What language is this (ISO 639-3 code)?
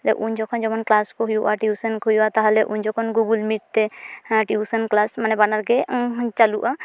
sat